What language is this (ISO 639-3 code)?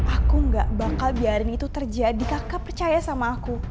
ind